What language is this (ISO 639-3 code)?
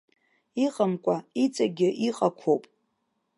abk